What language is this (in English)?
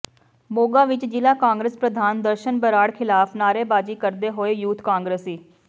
Punjabi